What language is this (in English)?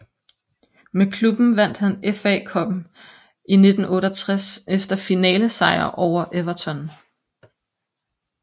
Danish